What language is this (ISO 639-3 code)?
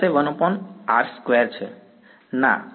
guj